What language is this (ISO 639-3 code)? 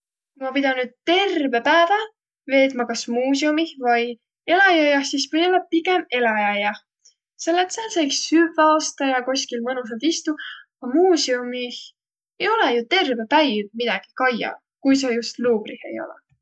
vro